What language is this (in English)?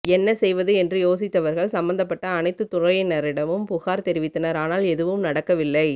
Tamil